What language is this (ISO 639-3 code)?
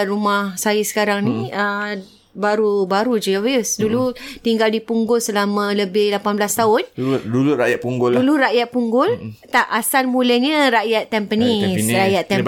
msa